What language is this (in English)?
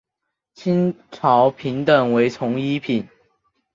Chinese